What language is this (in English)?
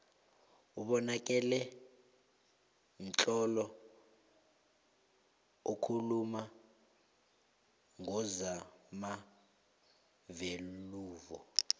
South Ndebele